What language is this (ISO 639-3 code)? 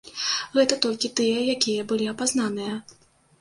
bel